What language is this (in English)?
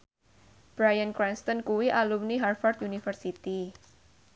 Javanese